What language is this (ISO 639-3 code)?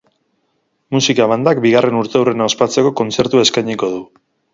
eus